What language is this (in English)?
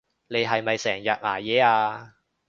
Cantonese